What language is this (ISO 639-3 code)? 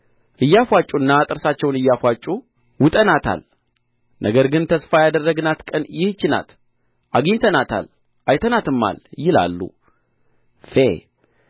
amh